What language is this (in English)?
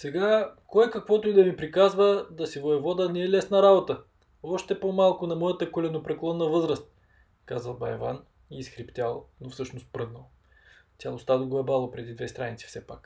Bulgarian